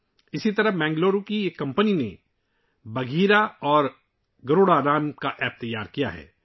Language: Urdu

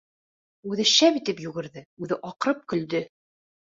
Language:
Bashkir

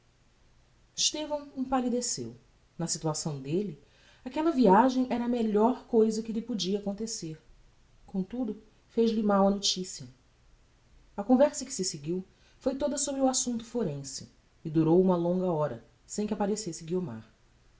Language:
Portuguese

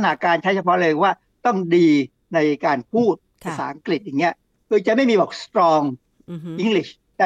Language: Thai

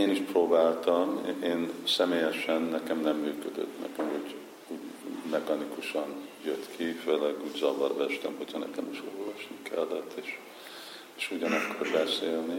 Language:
Hungarian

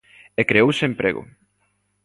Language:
Galician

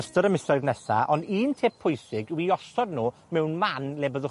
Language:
Welsh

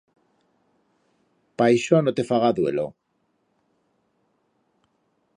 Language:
Aragonese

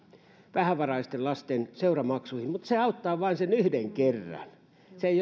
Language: Finnish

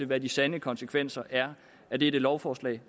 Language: Danish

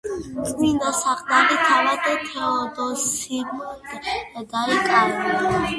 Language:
Georgian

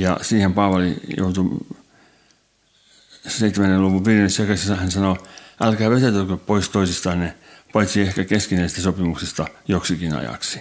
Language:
Finnish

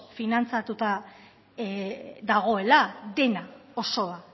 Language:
Basque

